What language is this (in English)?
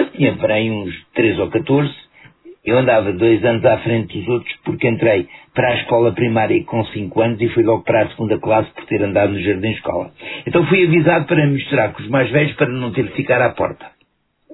Portuguese